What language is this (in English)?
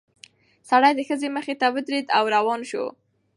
Pashto